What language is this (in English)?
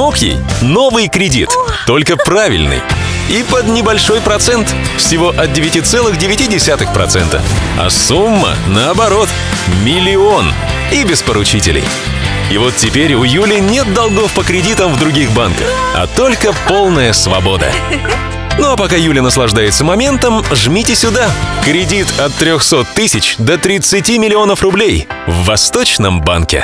Russian